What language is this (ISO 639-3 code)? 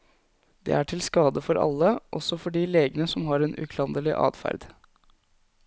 nor